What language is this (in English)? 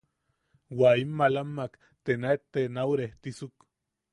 Yaqui